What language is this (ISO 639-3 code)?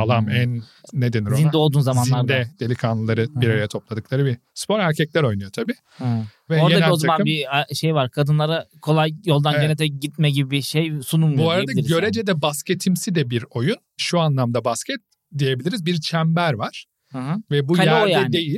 tur